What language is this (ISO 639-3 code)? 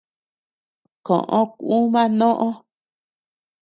cux